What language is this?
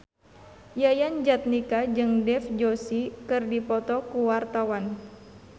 Sundanese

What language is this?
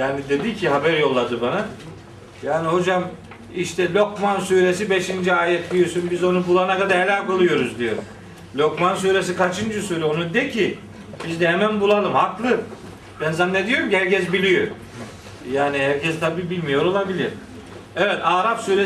Turkish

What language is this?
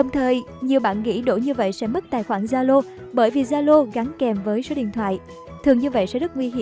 Vietnamese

